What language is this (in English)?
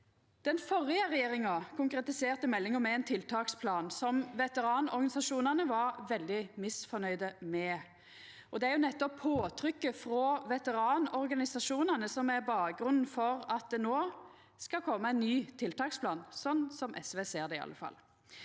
Norwegian